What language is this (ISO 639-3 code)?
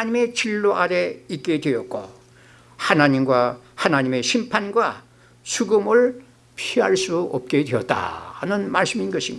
kor